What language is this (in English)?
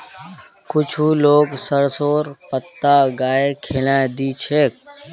Magahi